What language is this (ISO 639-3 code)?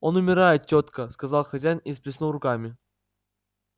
rus